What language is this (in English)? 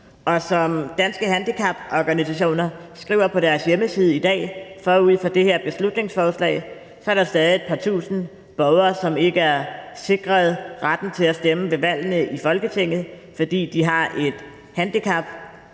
Danish